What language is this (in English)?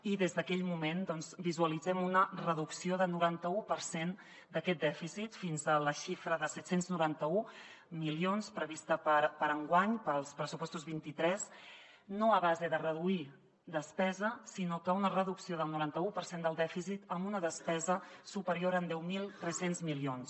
Catalan